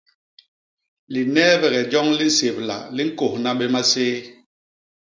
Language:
Basaa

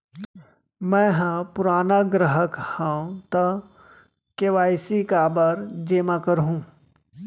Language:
Chhattisgarhi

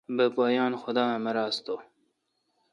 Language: Kalkoti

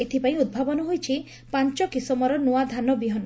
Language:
Odia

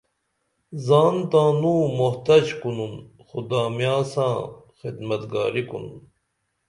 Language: Dameli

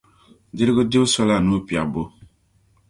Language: Dagbani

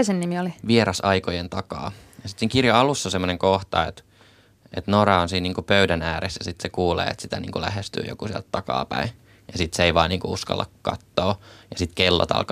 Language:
Finnish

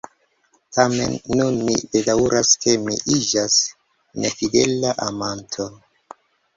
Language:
Esperanto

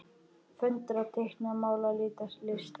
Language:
Icelandic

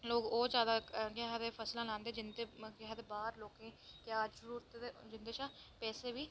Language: Dogri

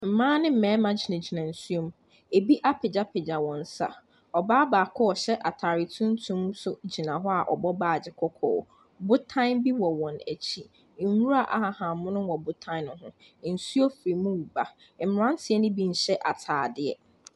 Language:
Akan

